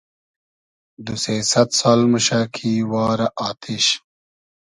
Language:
Hazaragi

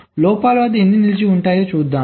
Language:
Telugu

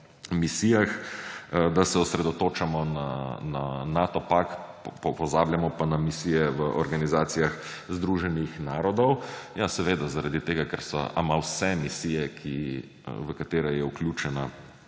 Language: Slovenian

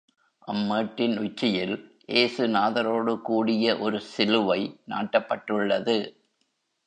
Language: Tamil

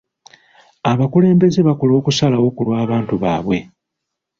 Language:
Ganda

